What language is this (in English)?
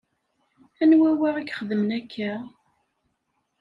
Kabyle